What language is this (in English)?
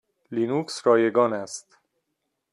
Persian